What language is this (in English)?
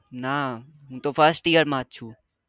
Gujarati